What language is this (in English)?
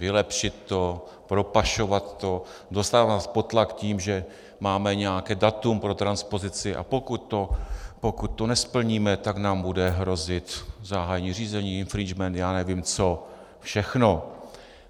Czech